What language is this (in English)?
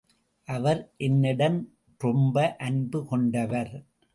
Tamil